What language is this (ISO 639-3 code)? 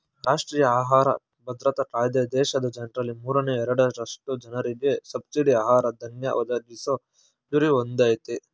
kan